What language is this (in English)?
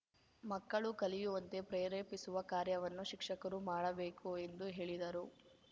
Kannada